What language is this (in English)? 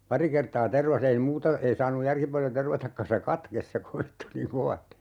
Finnish